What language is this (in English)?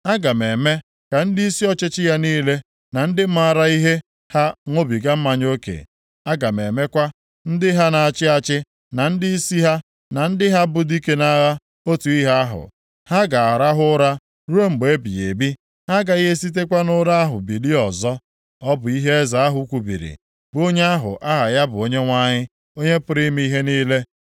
Igbo